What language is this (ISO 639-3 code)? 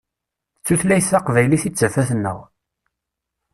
kab